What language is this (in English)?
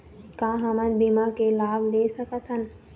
Chhattisgarhi